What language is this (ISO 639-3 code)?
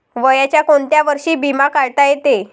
mar